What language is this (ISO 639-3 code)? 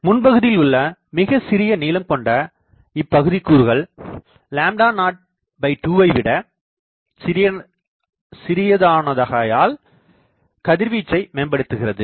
tam